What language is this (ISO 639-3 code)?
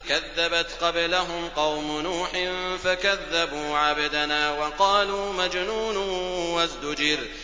ara